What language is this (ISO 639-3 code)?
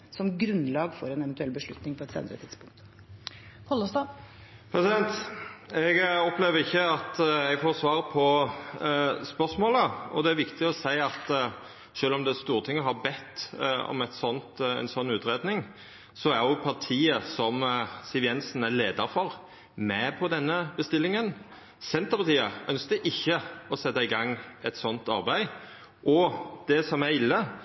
nor